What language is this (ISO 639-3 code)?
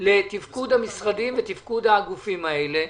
heb